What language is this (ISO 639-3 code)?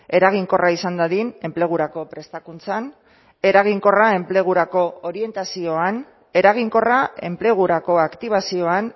eus